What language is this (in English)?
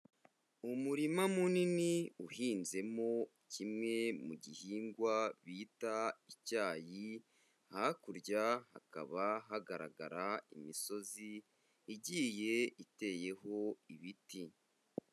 Kinyarwanda